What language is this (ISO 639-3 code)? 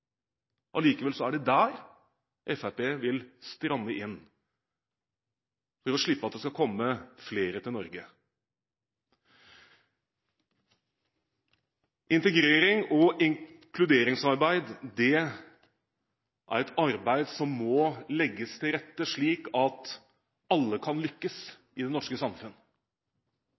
nob